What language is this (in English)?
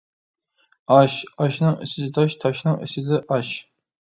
Uyghur